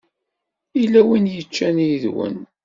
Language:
Kabyle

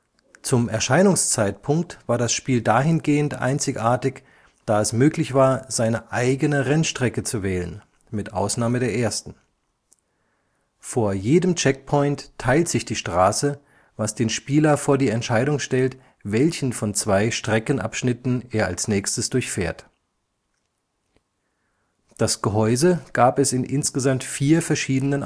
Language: German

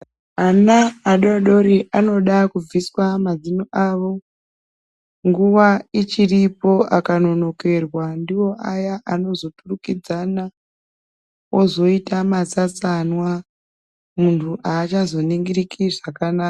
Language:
Ndau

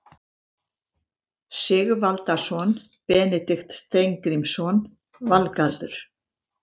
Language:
Icelandic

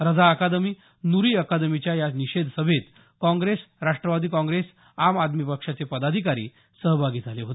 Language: Marathi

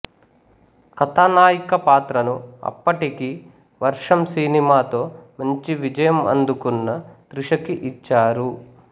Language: Telugu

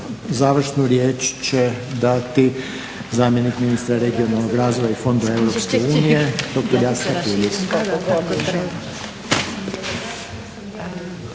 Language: Croatian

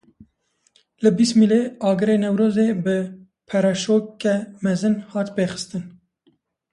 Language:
Kurdish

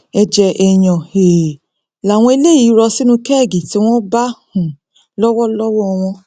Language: Yoruba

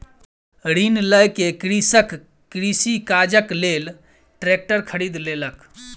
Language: Maithili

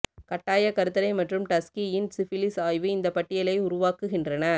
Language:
Tamil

